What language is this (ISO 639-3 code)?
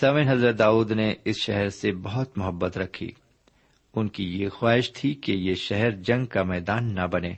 urd